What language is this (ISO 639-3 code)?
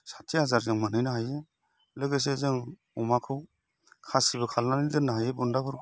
brx